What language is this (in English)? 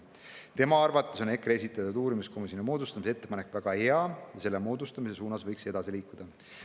Estonian